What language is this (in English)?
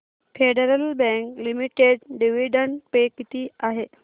Marathi